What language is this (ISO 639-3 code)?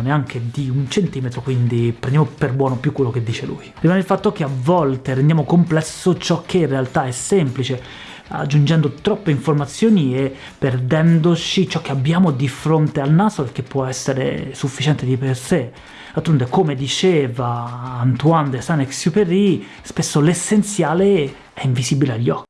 ita